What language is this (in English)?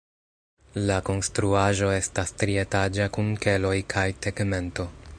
Esperanto